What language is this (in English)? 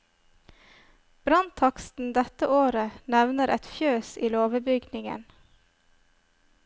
Norwegian